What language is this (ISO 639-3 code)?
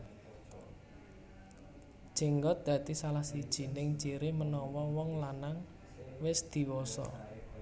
jav